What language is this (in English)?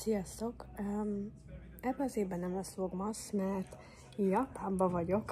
Hungarian